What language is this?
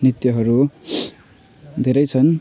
Nepali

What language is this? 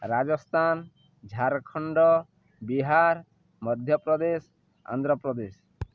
Odia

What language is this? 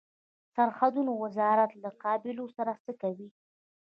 Pashto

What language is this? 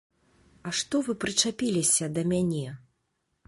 Belarusian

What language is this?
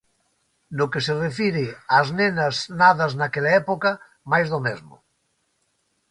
Galician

